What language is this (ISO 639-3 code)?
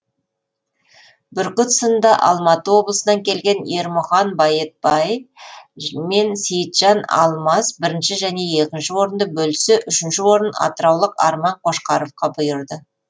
kaz